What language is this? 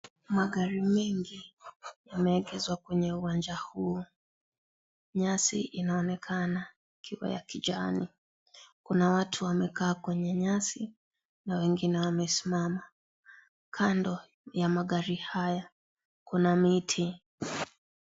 Swahili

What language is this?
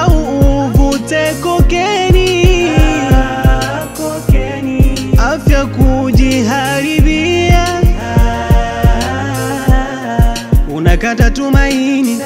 Arabic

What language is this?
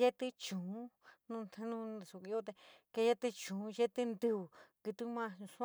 San Miguel El Grande Mixtec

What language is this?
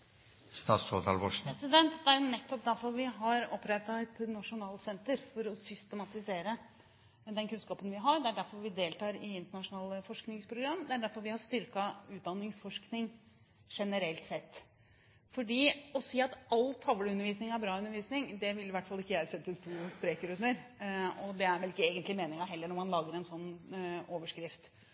Norwegian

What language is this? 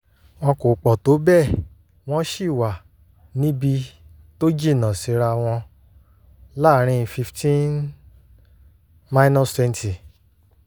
Yoruba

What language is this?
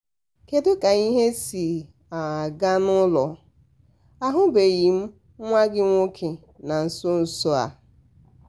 Igbo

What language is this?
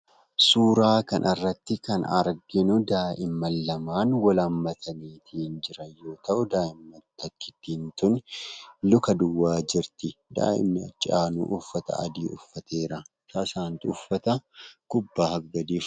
Oromo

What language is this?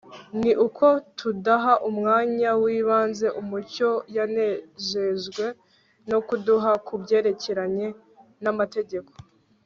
Kinyarwanda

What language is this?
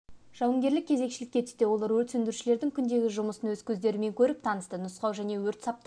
Kazakh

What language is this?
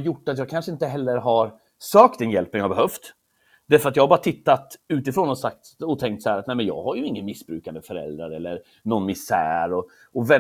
Swedish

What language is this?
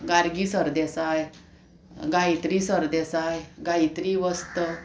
Konkani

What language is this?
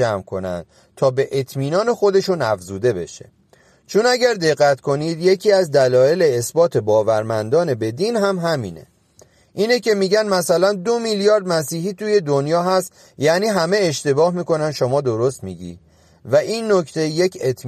Persian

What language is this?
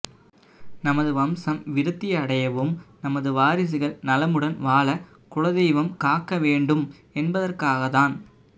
Tamil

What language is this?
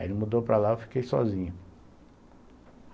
Portuguese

